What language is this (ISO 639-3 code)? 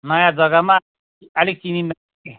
nep